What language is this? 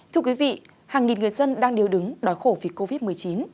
Vietnamese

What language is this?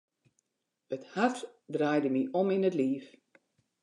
Western Frisian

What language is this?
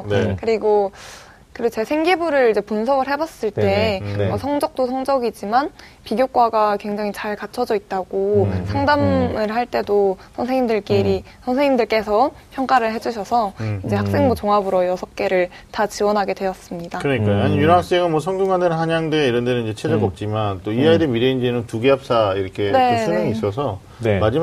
Korean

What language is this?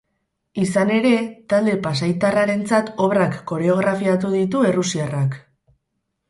Basque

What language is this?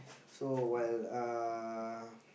English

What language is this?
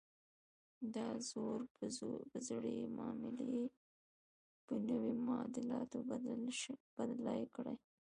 Pashto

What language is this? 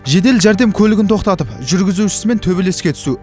Kazakh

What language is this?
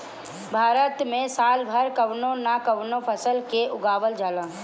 Bhojpuri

